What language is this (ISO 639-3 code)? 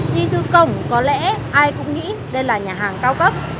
vie